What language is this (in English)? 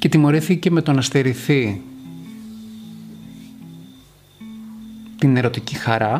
Greek